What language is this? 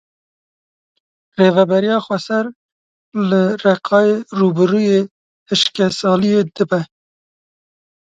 Kurdish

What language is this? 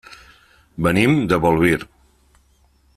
Catalan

